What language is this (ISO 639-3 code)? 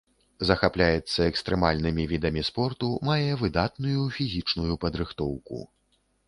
bel